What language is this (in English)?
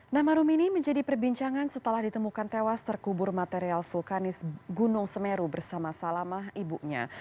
Indonesian